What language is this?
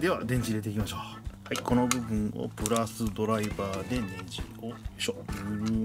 Japanese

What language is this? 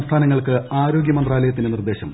Malayalam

